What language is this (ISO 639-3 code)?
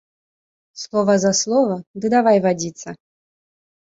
bel